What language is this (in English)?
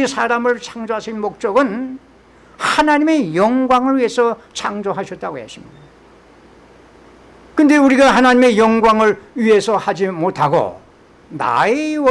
Korean